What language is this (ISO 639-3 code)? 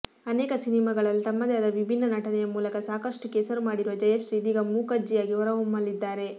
kan